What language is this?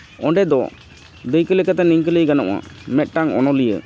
Santali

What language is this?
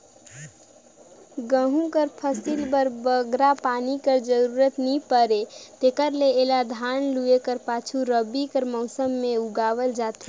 Chhattisgarhi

